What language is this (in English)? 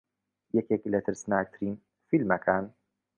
Central Kurdish